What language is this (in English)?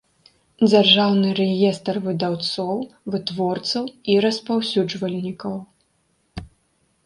Belarusian